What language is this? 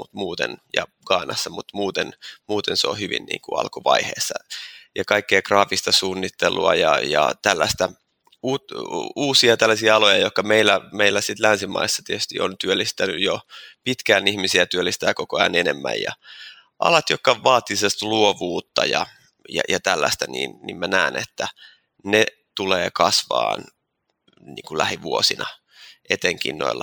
Finnish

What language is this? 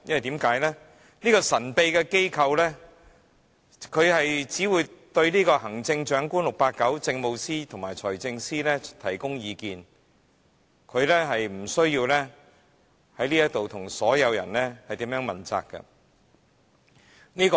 Cantonese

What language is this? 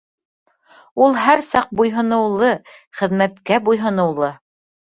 Bashkir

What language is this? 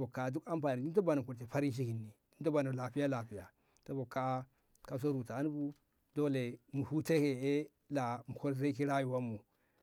Ngamo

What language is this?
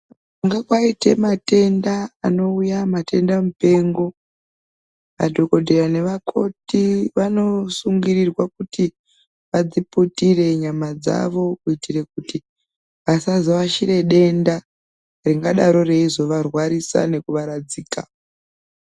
Ndau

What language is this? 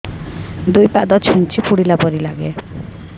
Odia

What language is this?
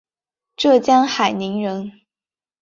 Chinese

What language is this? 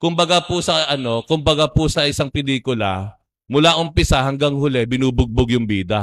Filipino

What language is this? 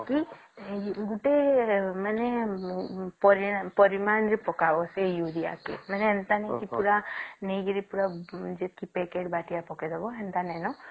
Odia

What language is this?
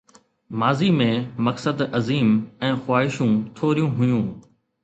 Sindhi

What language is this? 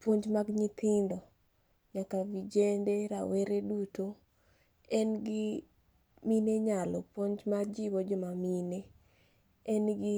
Luo (Kenya and Tanzania)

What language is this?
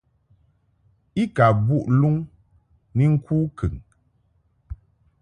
Mungaka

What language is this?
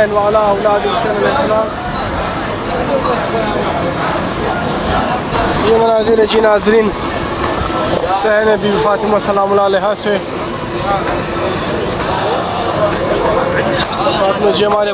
Arabic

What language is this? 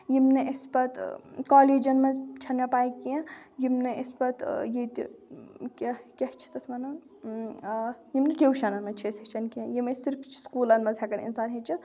Kashmiri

